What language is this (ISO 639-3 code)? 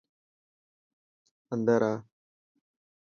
mki